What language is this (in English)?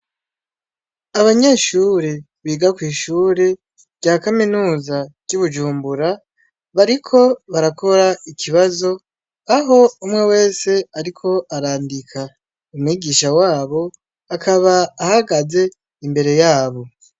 Rundi